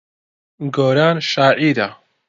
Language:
Central Kurdish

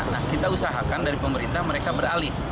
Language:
Indonesian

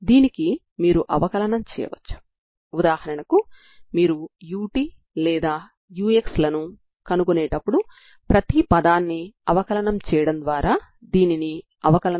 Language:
Telugu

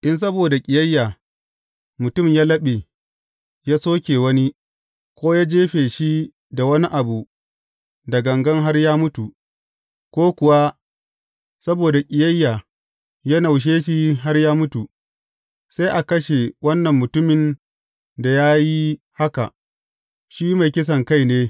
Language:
Hausa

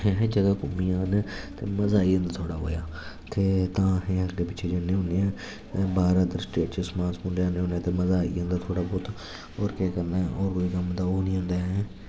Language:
Dogri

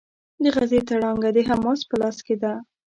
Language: Pashto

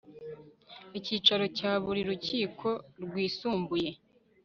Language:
Kinyarwanda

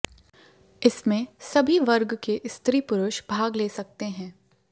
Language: Hindi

